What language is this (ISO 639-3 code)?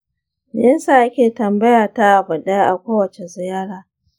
hau